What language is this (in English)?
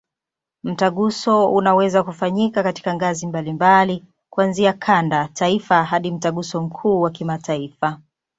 Swahili